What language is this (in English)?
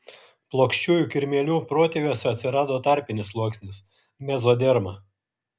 Lithuanian